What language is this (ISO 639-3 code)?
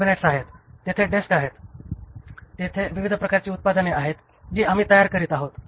mar